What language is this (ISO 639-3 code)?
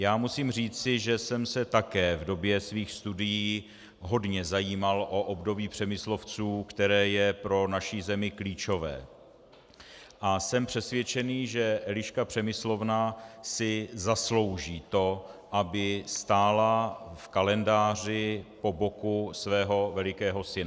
ces